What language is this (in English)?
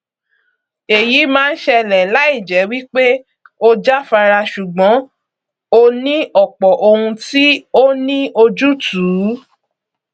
Yoruba